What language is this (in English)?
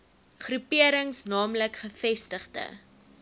Afrikaans